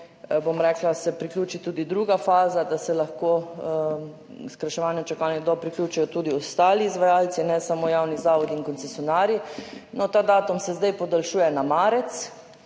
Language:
Slovenian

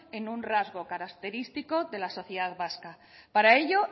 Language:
Spanish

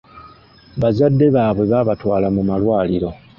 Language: Ganda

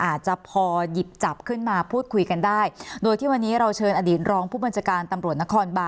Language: Thai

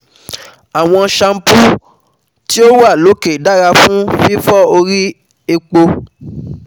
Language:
Yoruba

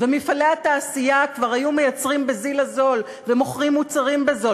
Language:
Hebrew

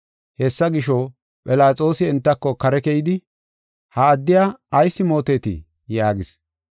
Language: Gofa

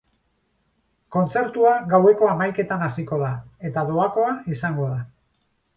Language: Basque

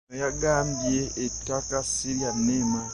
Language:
Ganda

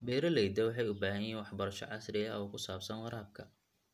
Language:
Somali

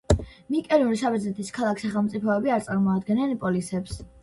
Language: Georgian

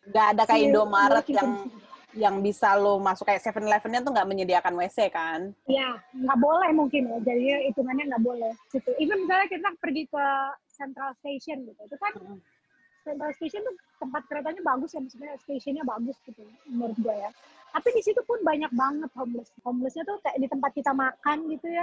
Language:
Indonesian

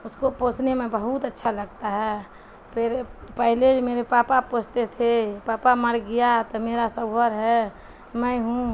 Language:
Urdu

